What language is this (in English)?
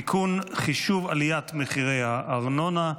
Hebrew